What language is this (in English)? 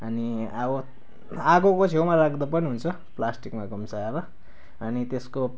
Nepali